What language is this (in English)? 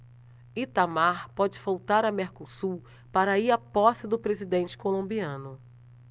Portuguese